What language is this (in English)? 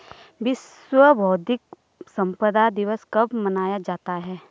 Hindi